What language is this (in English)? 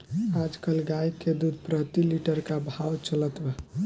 Bhojpuri